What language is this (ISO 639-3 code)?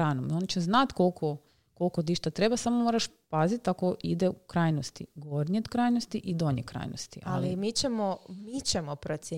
hrv